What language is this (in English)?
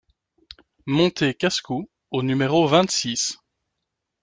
French